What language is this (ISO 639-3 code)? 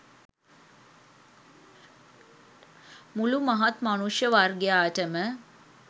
sin